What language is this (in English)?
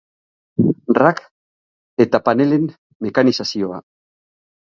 Basque